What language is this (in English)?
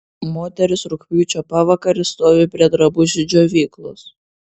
Lithuanian